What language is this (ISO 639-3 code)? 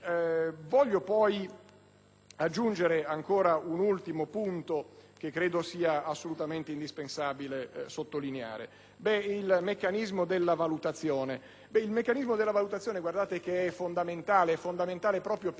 ita